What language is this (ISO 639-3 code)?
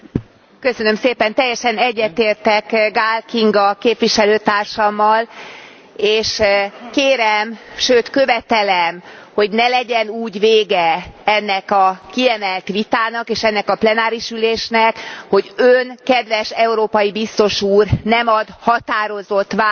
hun